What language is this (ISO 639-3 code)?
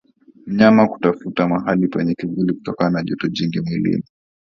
swa